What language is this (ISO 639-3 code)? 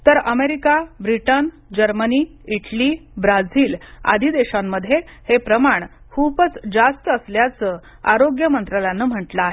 mar